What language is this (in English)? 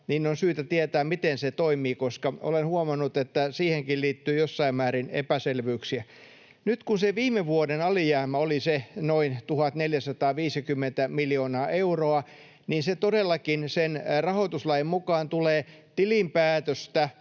Finnish